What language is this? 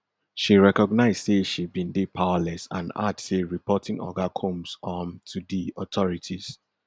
Nigerian Pidgin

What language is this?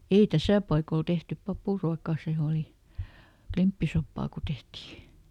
Finnish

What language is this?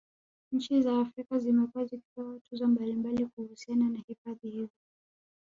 Swahili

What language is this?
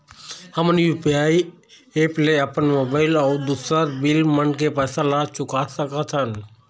Chhattisgarhi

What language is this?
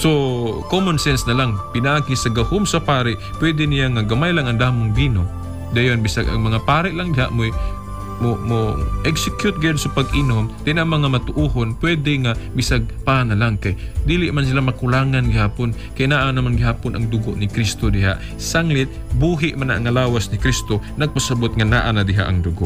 Filipino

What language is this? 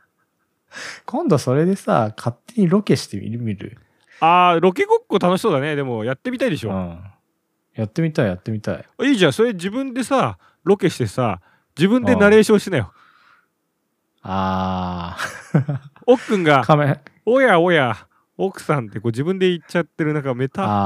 Japanese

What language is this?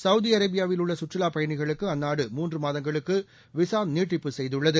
Tamil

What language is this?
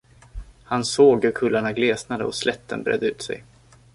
Swedish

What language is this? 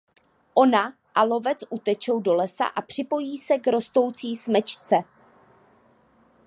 Czech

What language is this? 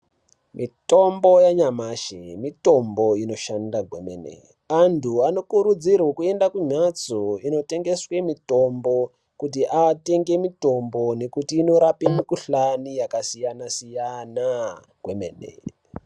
Ndau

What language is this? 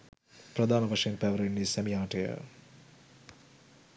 Sinhala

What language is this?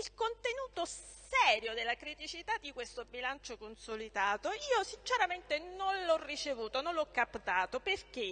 Italian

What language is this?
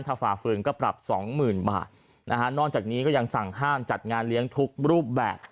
Thai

